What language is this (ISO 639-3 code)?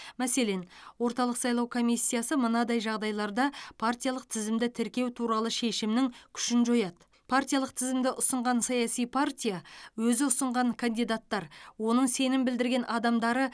kaz